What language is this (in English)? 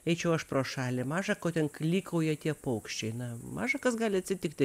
Lithuanian